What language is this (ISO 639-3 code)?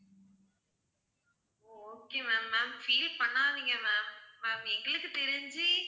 tam